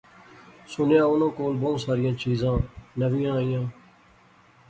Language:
Pahari-Potwari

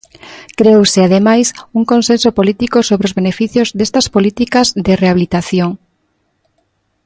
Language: Galician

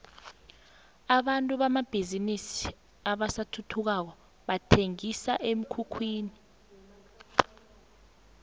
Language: South Ndebele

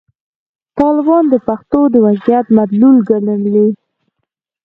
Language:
Pashto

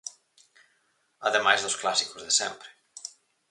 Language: Galician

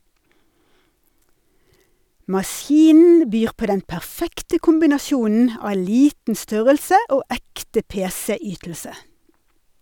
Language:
Norwegian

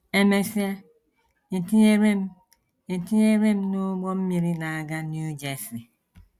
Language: Igbo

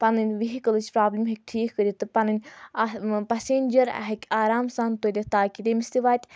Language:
Kashmiri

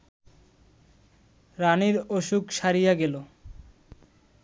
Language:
Bangla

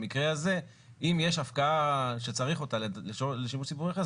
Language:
Hebrew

